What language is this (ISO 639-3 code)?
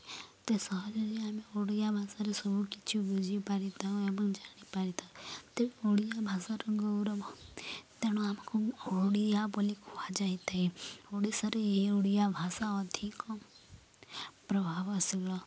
ori